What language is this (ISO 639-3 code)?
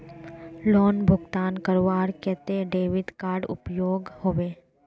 mag